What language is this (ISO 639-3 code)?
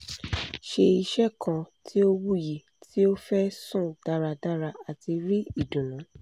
yor